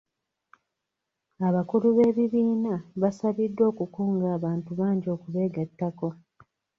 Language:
Ganda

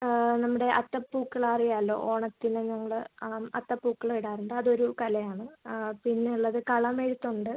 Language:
Malayalam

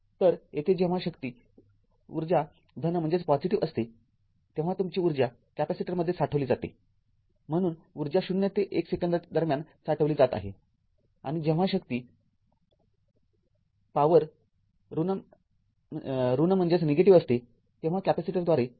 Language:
Marathi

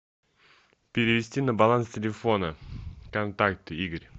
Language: Russian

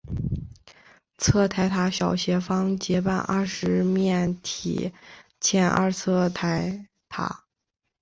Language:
Chinese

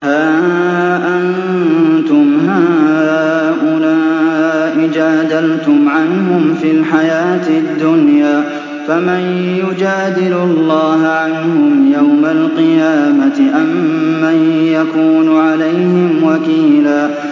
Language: Arabic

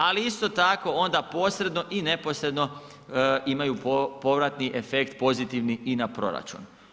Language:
Croatian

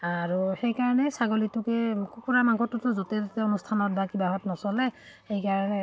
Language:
Assamese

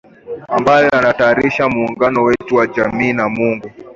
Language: Swahili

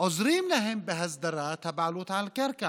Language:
Hebrew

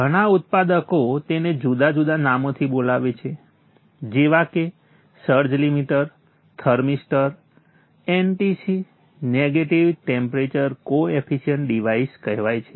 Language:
Gujarati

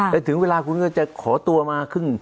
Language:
Thai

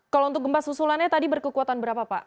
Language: Indonesian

